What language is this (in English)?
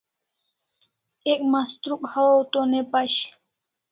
Kalasha